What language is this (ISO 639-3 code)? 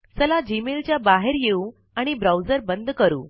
mar